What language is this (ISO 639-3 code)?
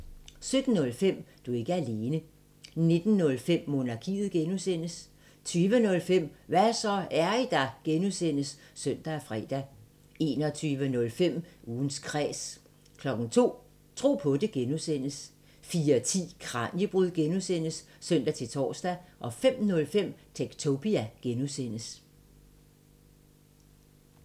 dan